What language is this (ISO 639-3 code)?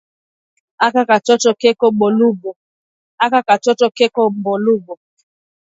swa